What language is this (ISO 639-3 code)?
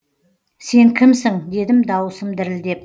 kaz